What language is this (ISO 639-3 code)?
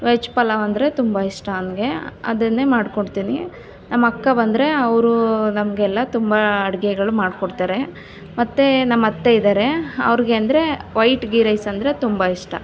kan